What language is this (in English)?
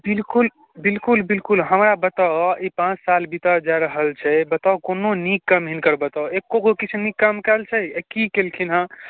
Maithili